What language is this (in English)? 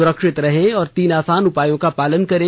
Hindi